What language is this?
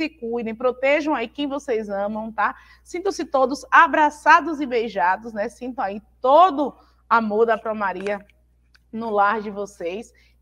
Portuguese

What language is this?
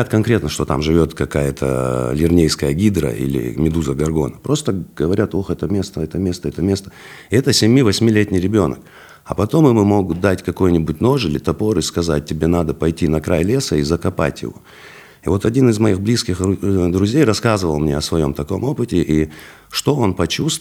Russian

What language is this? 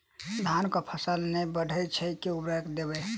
Maithili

